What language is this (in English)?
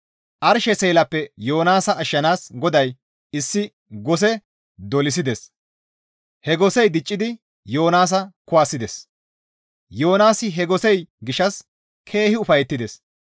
Gamo